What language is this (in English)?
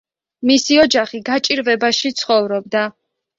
Georgian